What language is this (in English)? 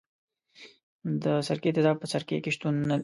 Pashto